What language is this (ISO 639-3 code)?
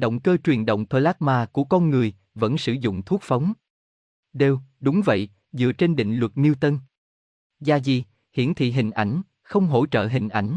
vie